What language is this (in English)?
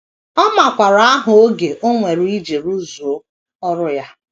Igbo